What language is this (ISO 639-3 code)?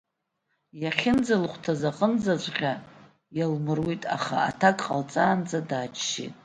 abk